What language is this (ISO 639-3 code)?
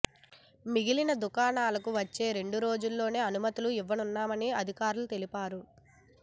tel